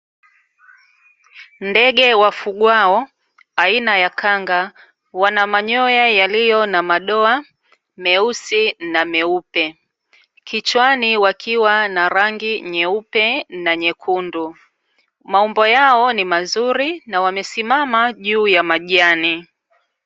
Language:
Swahili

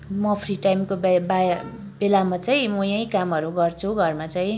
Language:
Nepali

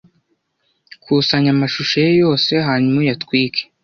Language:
Kinyarwanda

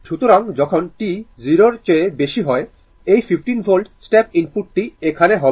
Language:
Bangla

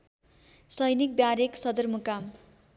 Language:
Nepali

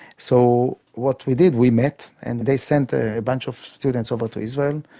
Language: English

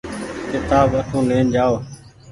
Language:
Goaria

